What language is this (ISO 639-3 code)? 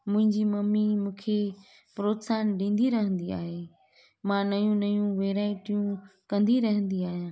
snd